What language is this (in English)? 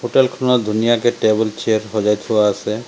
Assamese